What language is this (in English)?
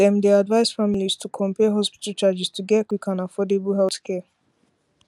Nigerian Pidgin